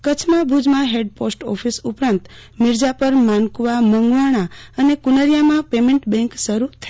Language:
Gujarati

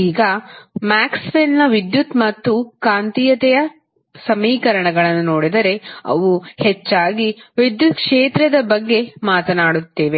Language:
Kannada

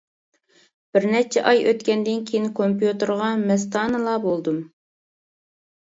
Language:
Uyghur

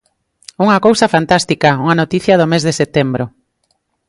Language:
Galician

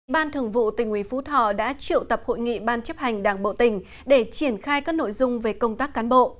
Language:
Vietnamese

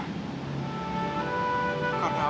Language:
Indonesian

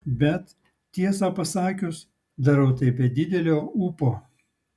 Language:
Lithuanian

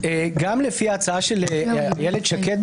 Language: Hebrew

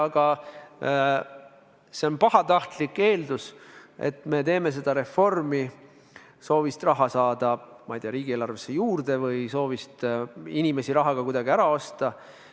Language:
Estonian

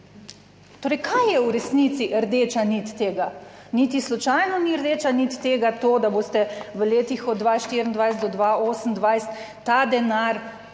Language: Slovenian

